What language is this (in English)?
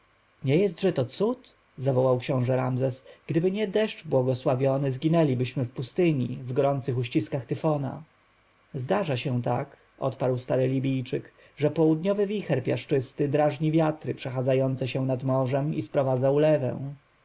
Polish